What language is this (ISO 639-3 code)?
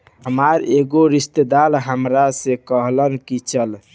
bho